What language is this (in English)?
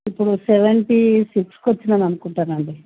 Telugu